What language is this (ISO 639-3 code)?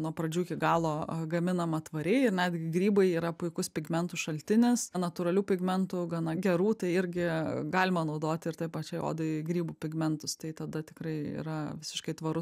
lit